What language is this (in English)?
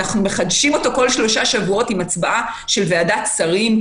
Hebrew